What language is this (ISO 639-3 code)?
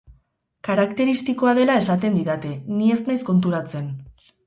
eus